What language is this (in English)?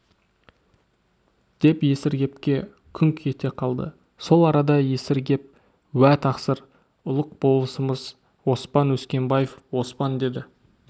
Kazakh